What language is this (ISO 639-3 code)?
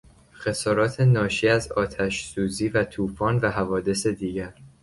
fas